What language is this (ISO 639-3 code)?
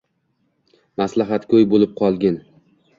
uzb